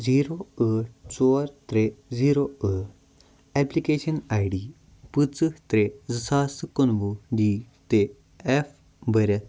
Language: Kashmiri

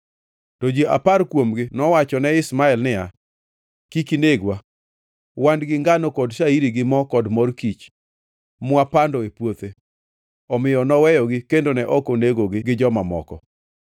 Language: Luo (Kenya and Tanzania)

